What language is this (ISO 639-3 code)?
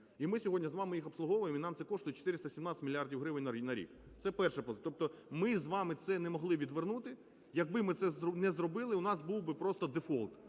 ukr